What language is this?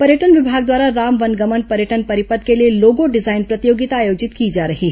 Hindi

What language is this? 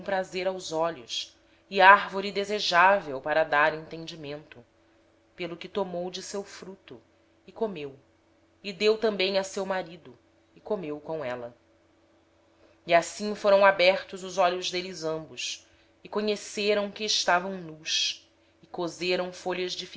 Portuguese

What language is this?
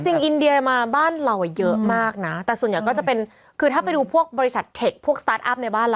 Thai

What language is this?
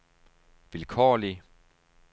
Danish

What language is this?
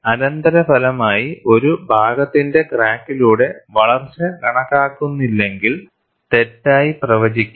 Malayalam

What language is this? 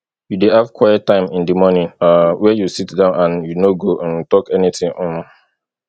Nigerian Pidgin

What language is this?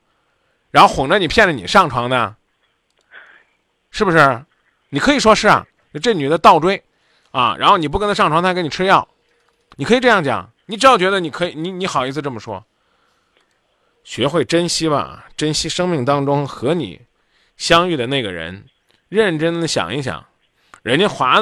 Chinese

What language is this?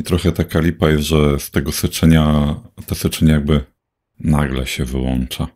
Polish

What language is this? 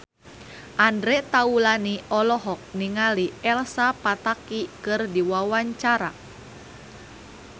Sundanese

